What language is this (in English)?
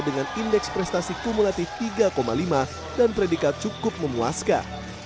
Indonesian